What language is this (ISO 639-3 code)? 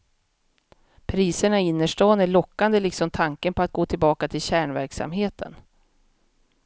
swe